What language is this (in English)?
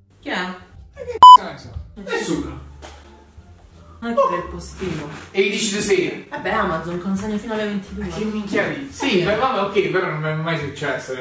Italian